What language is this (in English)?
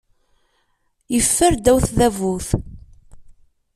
Kabyle